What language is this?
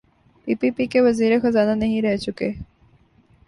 Urdu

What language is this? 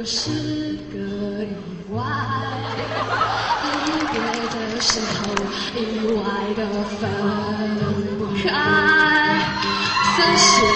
Chinese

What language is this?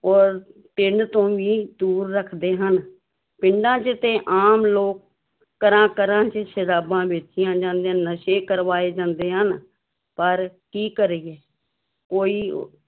Punjabi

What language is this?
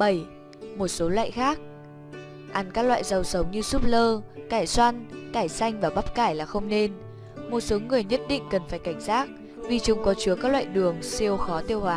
Vietnamese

